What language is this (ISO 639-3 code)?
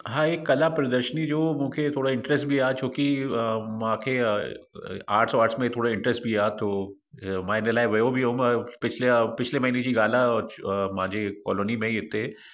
snd